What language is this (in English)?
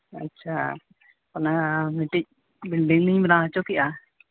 Santali